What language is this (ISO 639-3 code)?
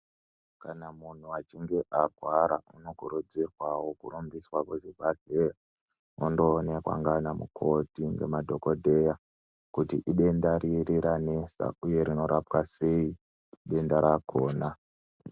ndc